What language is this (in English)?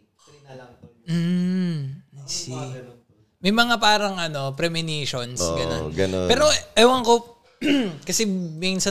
Filipino